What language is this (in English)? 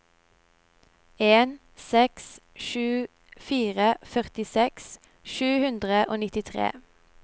Norwegian